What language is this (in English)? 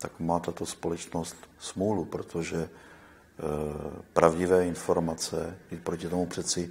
Czech